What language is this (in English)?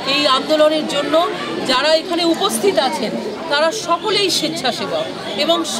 Romanian